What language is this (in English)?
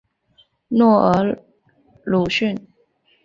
Chinese